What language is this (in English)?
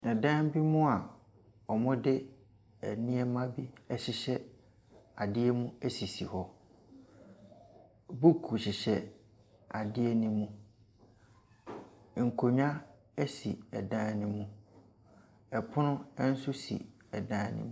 Akan